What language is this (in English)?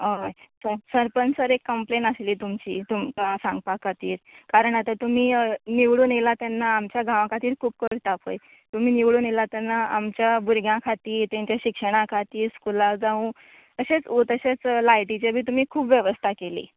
Konkani